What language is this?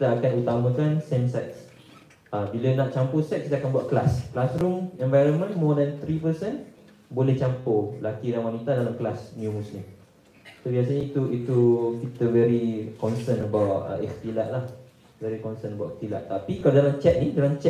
Malay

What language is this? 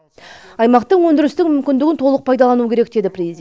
Kazakh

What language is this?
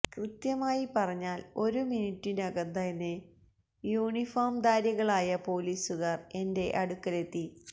Malayalam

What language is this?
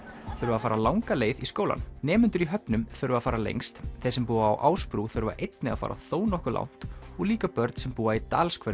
Icelandic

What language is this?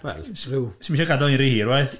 Welsh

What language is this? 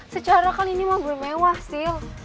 Indonesian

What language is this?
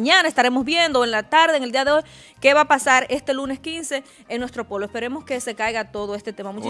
Spanish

